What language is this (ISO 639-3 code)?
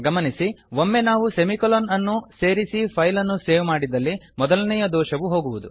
kan